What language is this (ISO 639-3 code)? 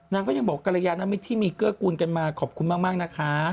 tha